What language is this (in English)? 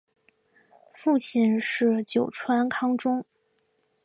Chinese